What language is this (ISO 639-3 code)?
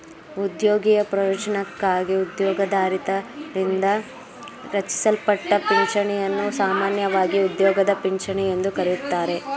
kan